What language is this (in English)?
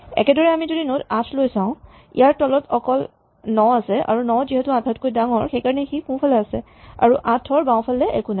Assamese